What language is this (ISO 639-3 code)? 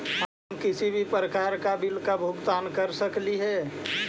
mag